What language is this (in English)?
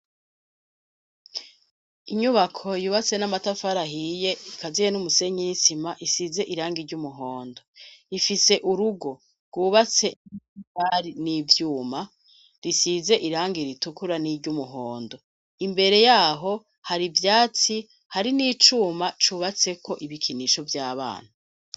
Rundi